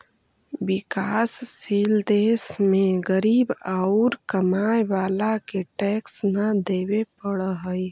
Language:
Magahi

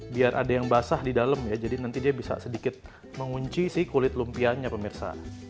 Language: Indonesian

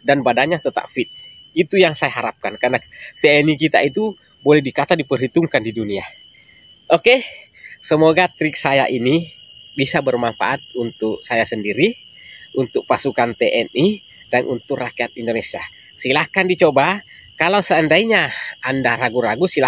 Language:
Indonesian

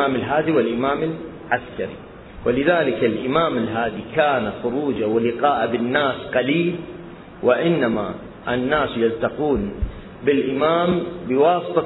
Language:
Arabic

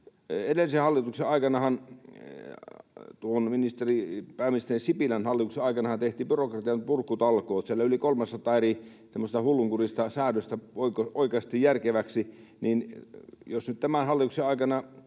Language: Finnish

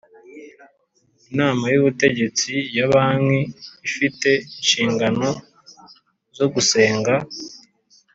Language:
Kinyarwanda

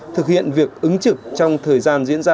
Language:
Vietnamese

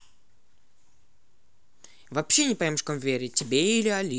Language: Russian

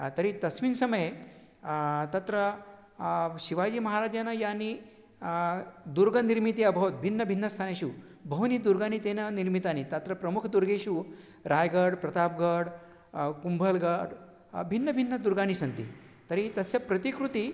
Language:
Sanskrit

